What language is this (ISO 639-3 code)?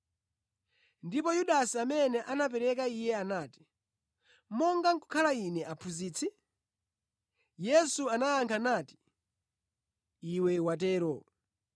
nya